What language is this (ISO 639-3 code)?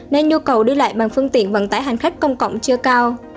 vie